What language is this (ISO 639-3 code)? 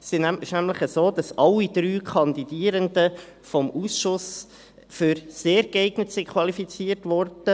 gsw